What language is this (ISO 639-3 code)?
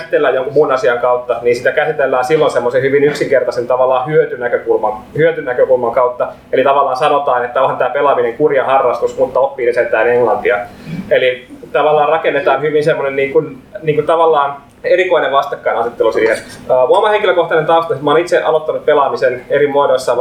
fin